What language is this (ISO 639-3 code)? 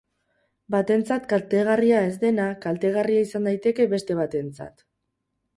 eus